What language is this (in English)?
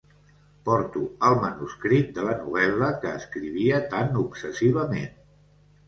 Catalan